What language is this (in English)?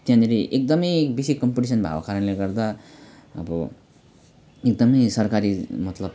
Nepali